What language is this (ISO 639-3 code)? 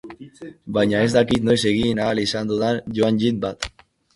eus